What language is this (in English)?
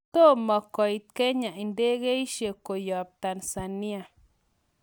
Kalenjin